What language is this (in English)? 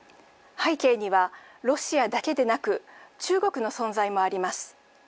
Japanese